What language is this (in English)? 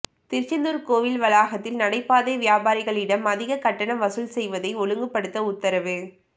Tamil